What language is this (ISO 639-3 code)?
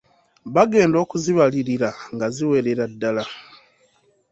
lug